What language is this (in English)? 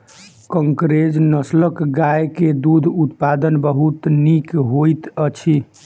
Maithili